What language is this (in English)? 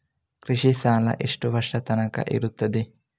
Kannada